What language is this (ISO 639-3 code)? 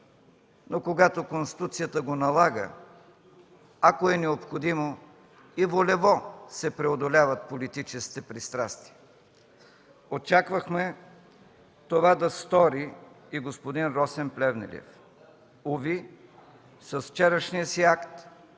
bul